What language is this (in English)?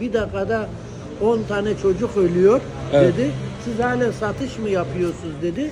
Turkish